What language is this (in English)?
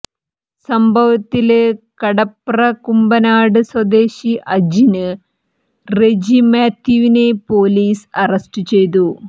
Malayalam